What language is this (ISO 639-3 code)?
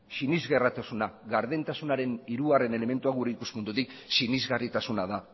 eus